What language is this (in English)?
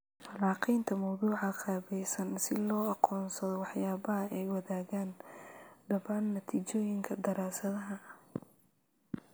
Somali